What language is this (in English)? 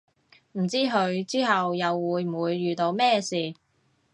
Cantonese